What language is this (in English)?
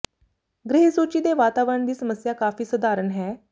Punjabi